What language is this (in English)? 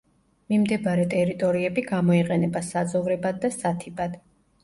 Georgian